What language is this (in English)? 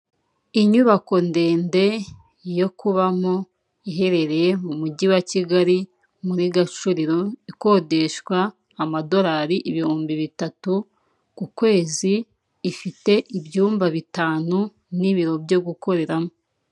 Kinyarwanda